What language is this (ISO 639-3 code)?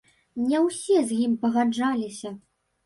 bel